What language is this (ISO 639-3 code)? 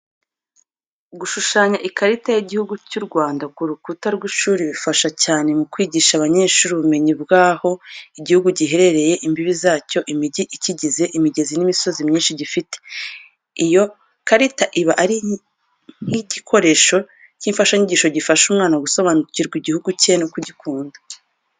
kin